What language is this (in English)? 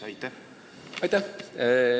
Estonian